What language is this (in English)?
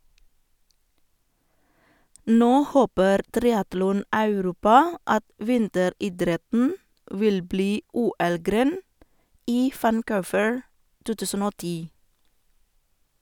Norwegian